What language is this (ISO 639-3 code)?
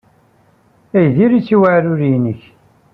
kab